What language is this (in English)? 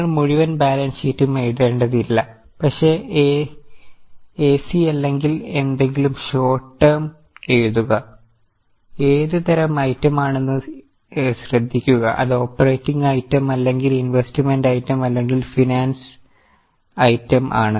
Malayalam